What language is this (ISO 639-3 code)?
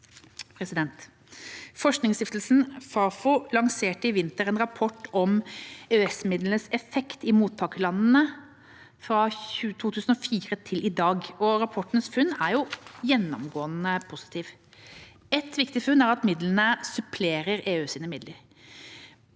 nor